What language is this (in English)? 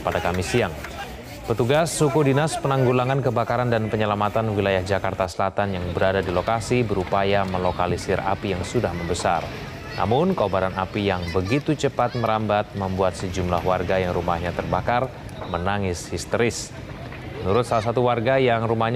Indonesian